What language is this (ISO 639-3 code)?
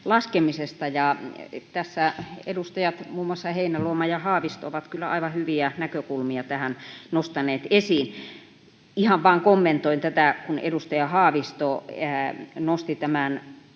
fin